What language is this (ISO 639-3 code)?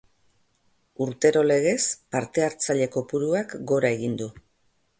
eus